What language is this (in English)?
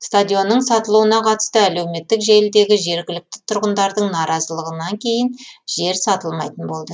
Kazakh